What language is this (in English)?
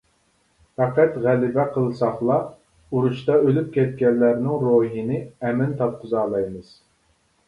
Uyghur